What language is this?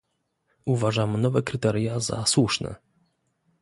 Polish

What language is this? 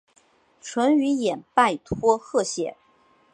Chinese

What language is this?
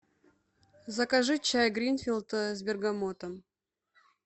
Russian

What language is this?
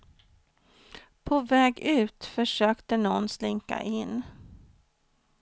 Swedish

